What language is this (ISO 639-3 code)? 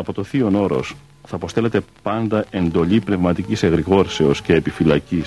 ell